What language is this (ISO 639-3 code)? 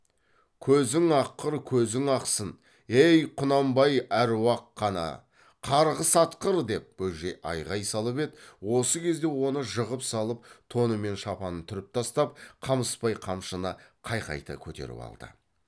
kaz